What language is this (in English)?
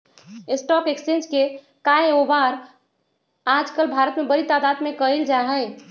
Magahi